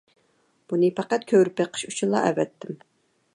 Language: Uyghur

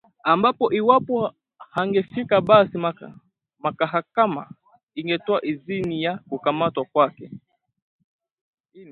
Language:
Swahili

